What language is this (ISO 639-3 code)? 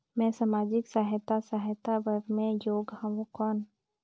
hne